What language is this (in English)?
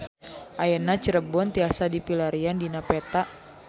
Sundanese